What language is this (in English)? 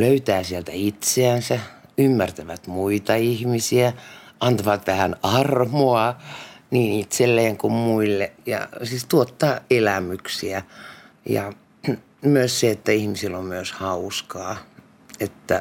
Finnish